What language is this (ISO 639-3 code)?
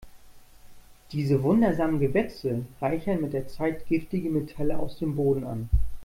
deu